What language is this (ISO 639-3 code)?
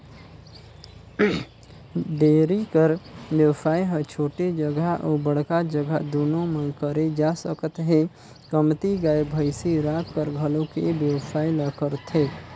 hne